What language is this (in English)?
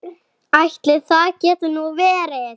Icelandic